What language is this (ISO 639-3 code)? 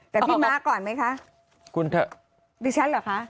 tha